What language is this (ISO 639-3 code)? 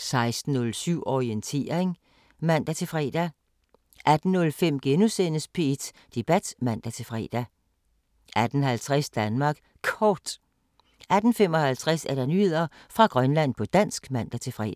dan